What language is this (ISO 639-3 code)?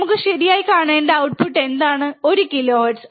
mal